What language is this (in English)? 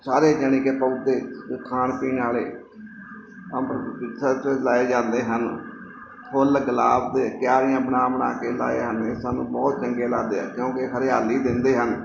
Punjabi